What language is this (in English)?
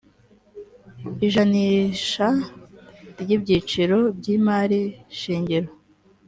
Kinyarwanda